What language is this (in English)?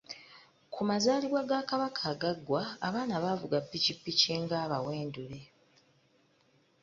Ganda